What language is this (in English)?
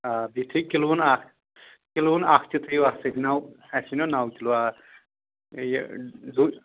Kashmiri